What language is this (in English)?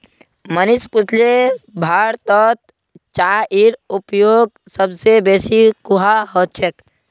Magahi